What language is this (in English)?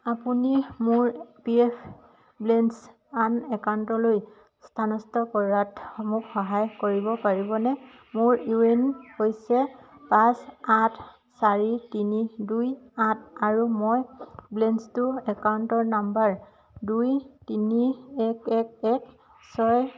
Assamese